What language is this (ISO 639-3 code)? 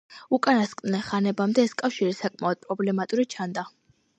kat